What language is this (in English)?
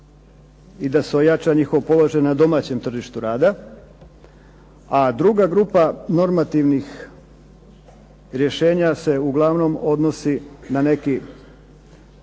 Croatian